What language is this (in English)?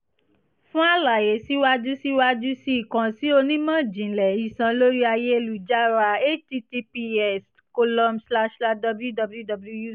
Yoruba